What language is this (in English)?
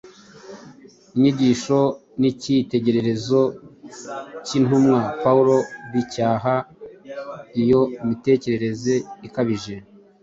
Kinyarwanda